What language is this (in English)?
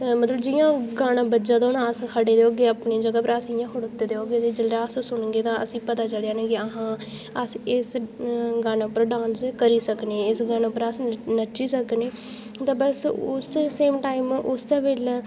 Dogri